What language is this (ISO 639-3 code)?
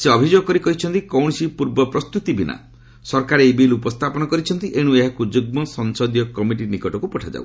ori